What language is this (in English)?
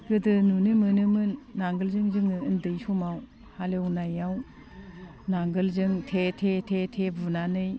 Bodo